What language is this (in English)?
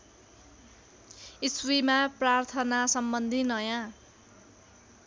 Nepali